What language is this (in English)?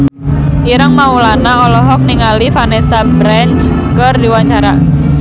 Sundanese